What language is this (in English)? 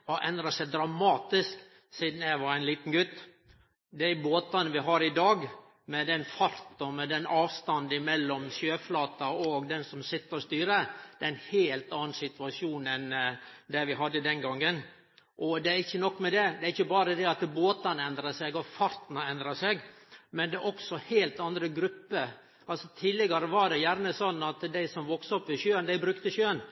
Norwegian Nynorsk